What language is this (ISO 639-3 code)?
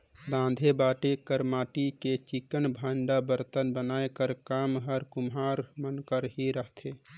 hne